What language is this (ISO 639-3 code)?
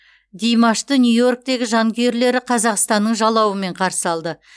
kaz